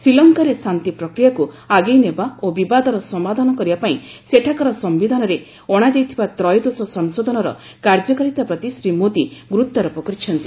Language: Odia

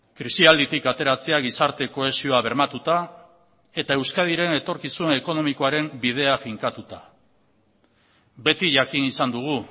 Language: Basque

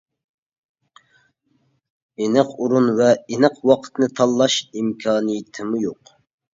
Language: Uyghur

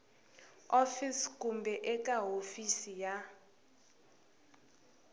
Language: Tsonga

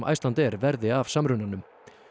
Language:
Icelandic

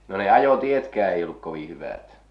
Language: Finnish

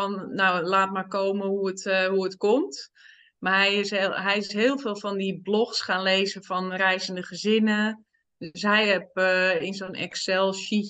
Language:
Dutch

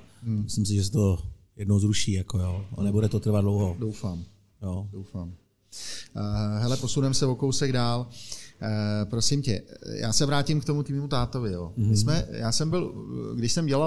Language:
Czech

